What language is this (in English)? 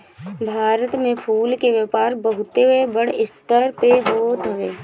Bhojpuri